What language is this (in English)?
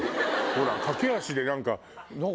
Japanese